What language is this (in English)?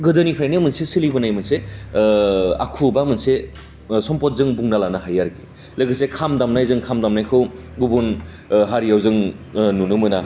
Bodo